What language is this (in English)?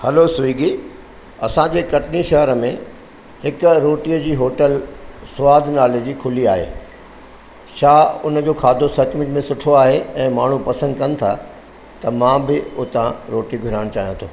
Sindhi